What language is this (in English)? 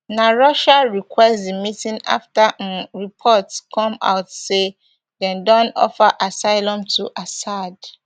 Nigerian Pidgin